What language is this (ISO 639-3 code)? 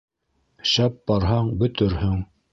bak